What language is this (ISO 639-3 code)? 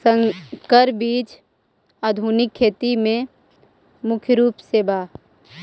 mag